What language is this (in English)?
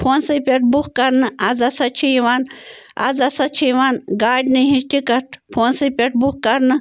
Kashmiri